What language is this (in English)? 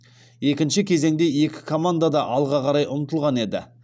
Kazakh